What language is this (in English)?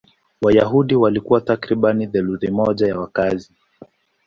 Swahili